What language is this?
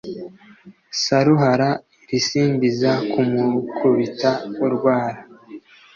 Kinyarwanda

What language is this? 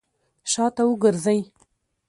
Pashto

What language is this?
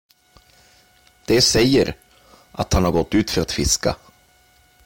Swedish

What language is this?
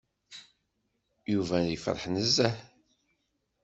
Kabyle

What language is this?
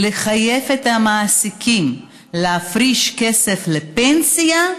Hebrew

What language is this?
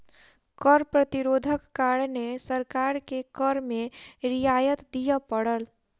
Maithili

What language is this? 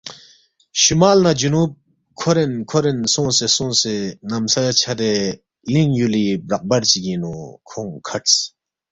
Balti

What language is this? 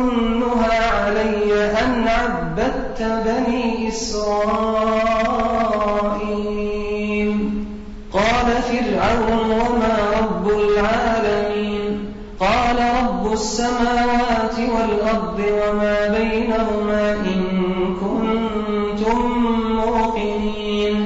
Arabic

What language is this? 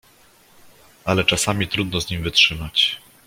Polish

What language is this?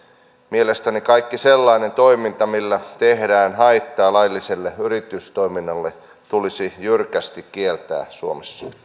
Finnish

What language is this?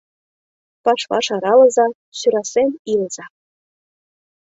Mari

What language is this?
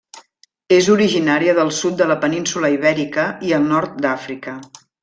Catalan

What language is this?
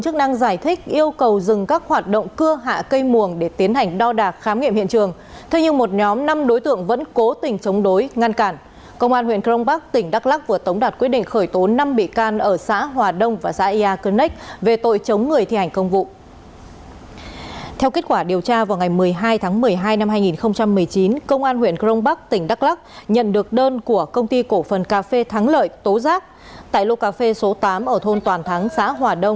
Vietnamese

